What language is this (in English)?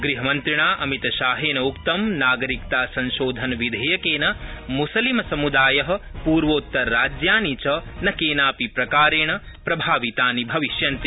Sanskrit